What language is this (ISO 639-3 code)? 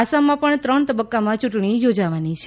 guj